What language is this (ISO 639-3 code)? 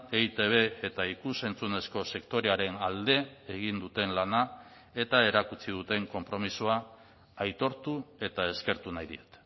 eus